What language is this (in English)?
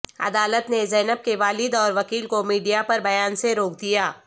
Urdu